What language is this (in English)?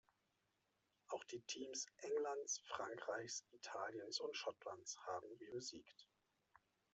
German